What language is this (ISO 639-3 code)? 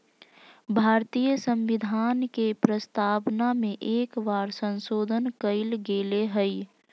mag